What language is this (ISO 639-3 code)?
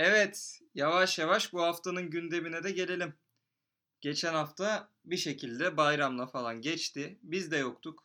tur